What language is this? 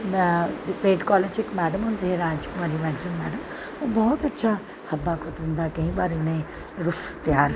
Dogri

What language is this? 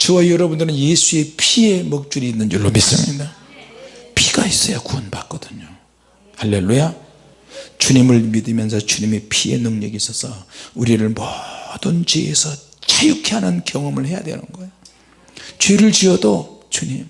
Korean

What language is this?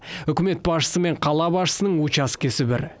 Kazakh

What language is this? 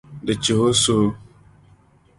Dagbani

